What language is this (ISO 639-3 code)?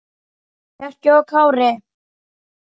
isl